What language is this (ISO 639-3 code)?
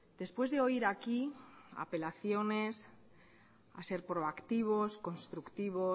spa